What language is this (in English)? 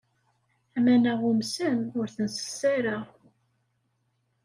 Kabyle